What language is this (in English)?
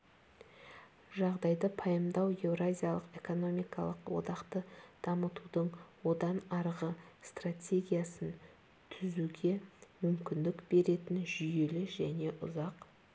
Kazakh